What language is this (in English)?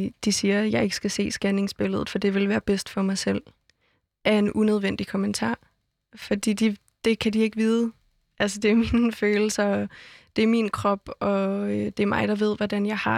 Danish